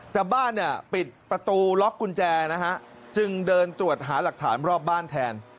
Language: Thai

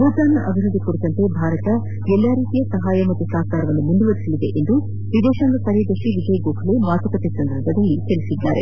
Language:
Kannada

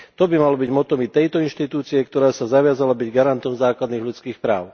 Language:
Slovak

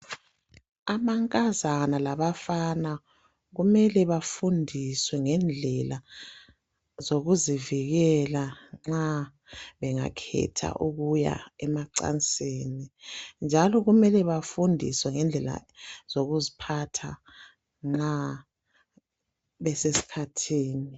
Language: North Ndebele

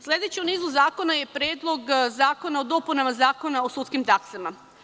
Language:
Serbian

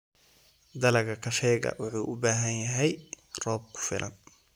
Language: Somali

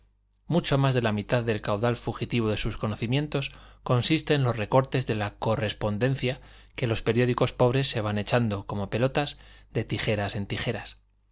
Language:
Spanish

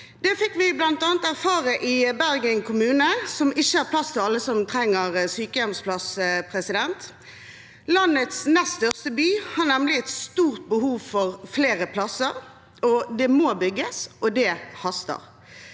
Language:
Norwegian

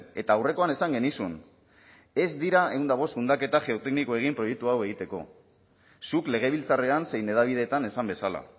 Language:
Basque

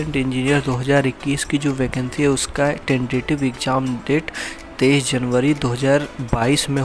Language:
Hindi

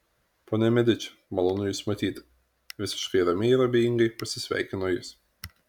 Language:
Lithuanian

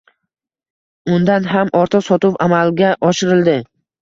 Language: Uzbek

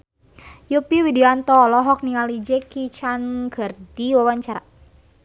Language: Sundanese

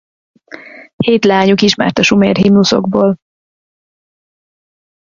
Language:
Hungarian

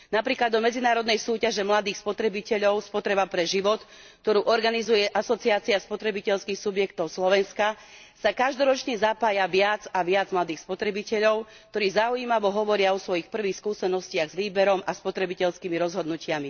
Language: Slovak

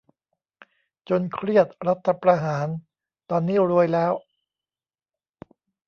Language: Thai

